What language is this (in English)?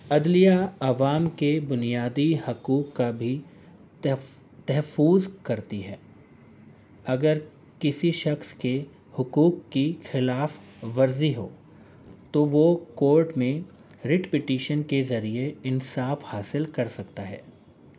Urdu